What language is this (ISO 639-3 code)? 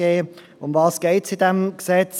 gsw